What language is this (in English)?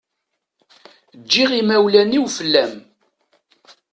Kabyle